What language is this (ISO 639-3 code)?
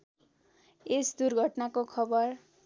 nep